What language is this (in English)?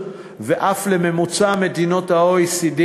Hebrew